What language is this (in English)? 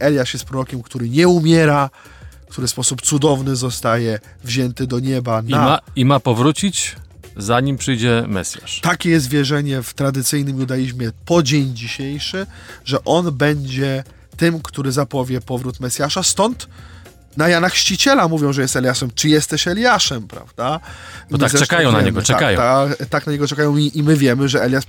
Polish